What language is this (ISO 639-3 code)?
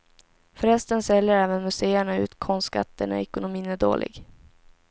swe